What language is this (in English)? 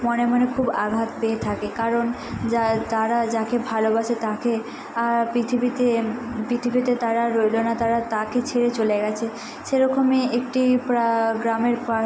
Bangla